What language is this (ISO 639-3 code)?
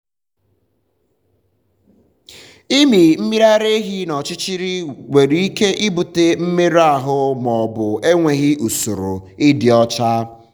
ibo